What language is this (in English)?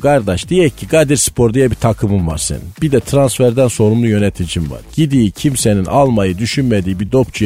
Turkish